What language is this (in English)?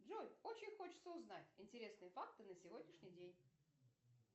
Russian